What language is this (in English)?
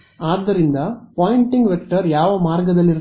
Kannada